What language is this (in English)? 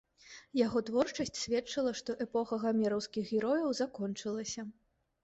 Belarusian